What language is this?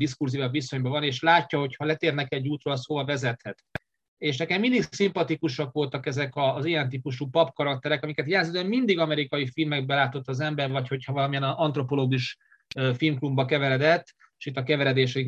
Hungarian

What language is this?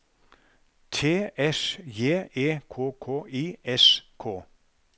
Norwegian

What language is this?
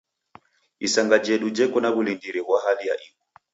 Taita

